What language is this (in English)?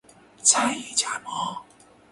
Chinese